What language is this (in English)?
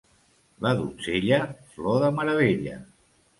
Catalan